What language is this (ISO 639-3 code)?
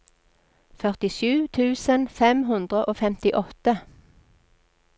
nor